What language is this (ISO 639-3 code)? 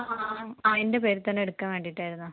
mal